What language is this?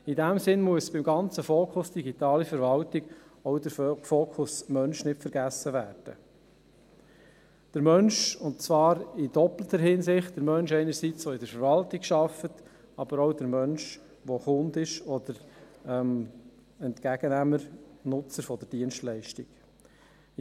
Swiss German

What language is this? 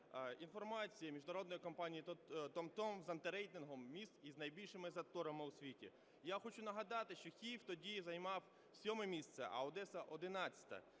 Ukrainian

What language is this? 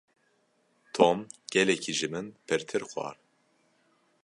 Kurdish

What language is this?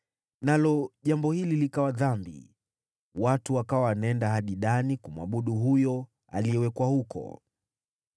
Swahili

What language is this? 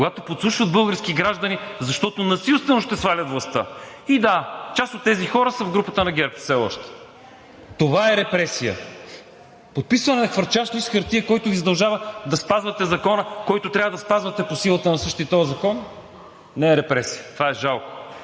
Bulgarian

